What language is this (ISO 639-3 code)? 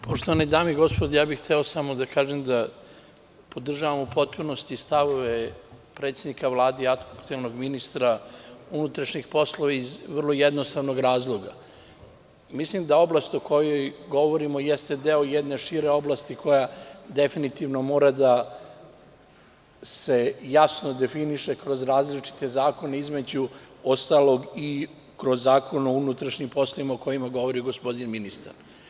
srp